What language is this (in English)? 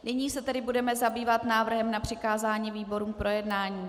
Czech